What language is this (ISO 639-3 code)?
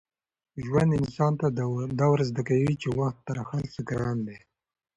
pus